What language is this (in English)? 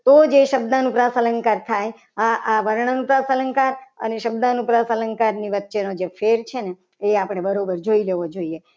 Gujarati